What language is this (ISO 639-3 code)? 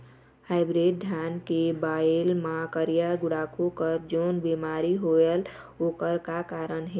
hne